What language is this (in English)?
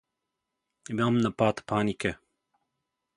Slovenian